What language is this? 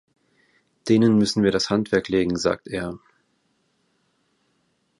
German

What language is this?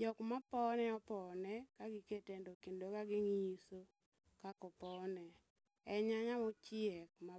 Luo (Kenya and Tanzania)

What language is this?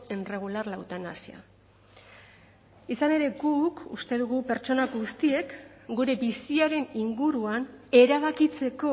Basque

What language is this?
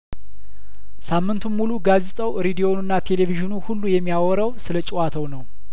Amharic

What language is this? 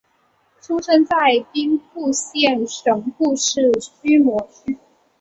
Chinese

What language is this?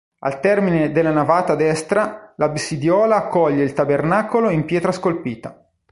Italian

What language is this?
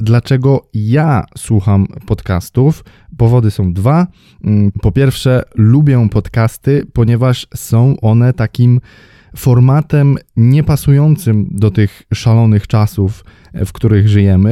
Polish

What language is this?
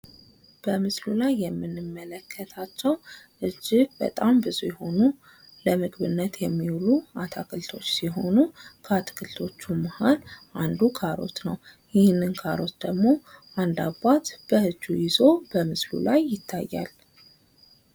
Amharic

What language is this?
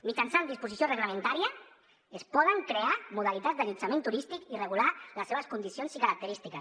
Catalan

